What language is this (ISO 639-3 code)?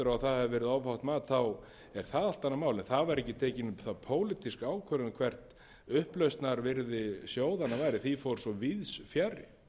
isl